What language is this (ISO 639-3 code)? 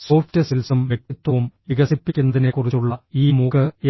mal